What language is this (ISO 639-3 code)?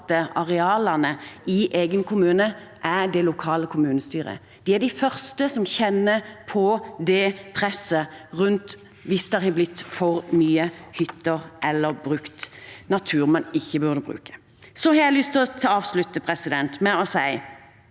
nor